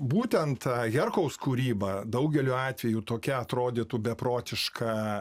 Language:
Lithuanian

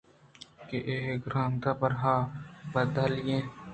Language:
Eastern Balochi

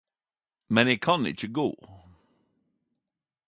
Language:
Norwegian Nynorsk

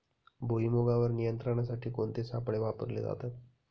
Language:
Marathi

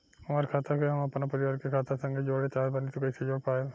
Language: Bhojpuri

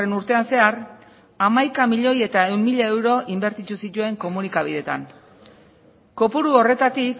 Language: Basque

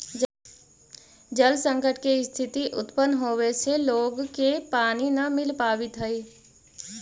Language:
Magahi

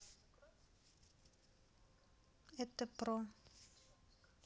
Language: Russian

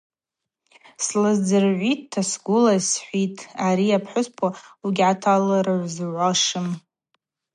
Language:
Abaza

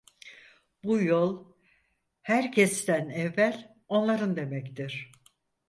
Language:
Turkish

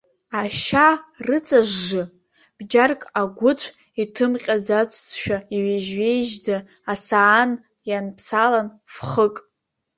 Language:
Abkhazian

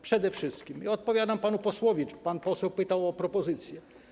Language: Polish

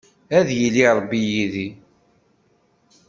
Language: Kabyle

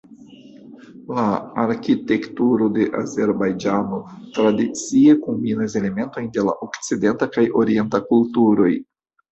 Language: Esperanto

